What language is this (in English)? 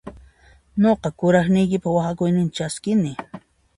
Puno Quechua